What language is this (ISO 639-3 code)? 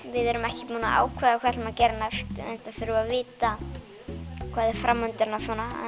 isl